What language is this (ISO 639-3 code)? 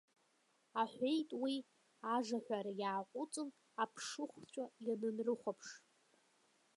abk